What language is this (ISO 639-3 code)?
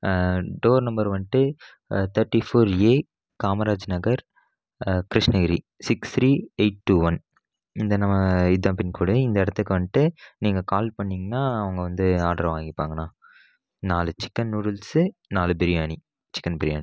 tam